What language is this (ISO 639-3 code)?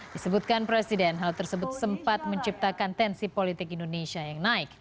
ind